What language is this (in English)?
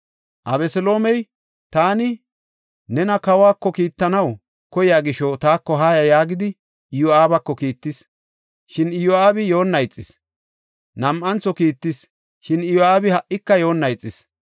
Gofa